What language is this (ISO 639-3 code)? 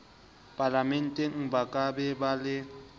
sot